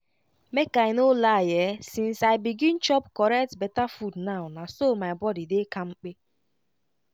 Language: Nigerian Pidgin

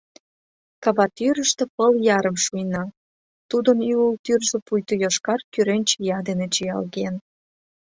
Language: Mari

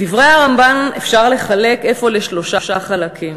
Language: Hebrew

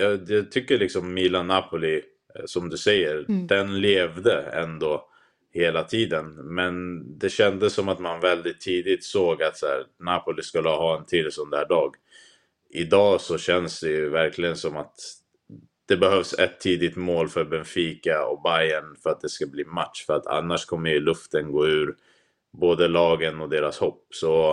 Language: Swedish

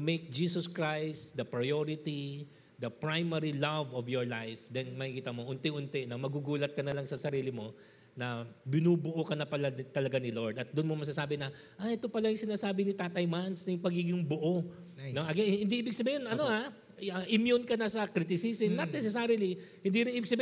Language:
Filipino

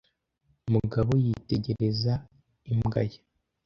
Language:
Kinyarwanda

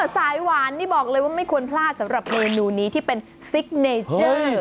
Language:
Thai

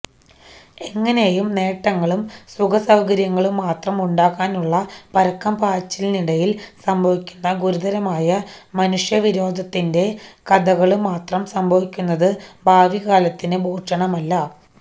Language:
Malayalam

